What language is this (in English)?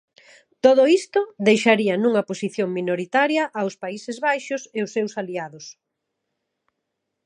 Galician